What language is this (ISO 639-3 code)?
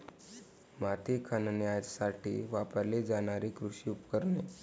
mar